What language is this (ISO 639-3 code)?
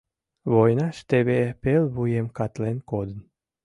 chm